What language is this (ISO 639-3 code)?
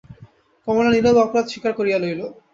ben